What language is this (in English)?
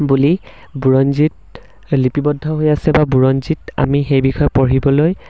Assamese